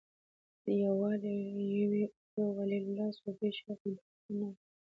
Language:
Pashto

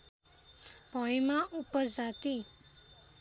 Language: Nepali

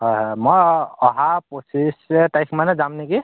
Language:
Assamese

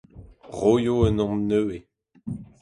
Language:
Breton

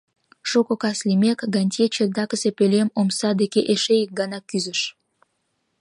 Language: Mari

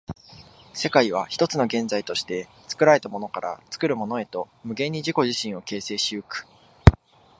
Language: Japanese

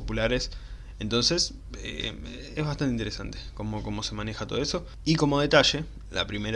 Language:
Spanish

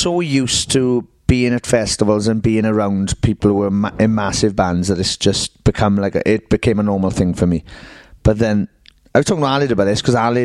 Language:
English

